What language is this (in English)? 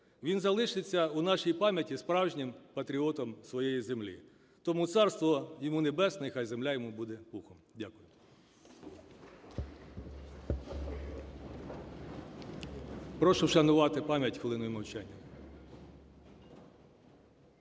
Ukrainian